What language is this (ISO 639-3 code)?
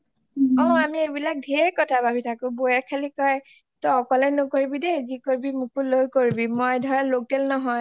asm